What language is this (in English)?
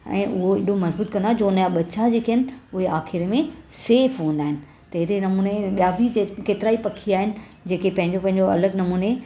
Sindhi